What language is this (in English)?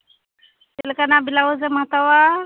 Santali